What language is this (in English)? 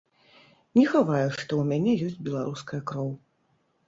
Belarusian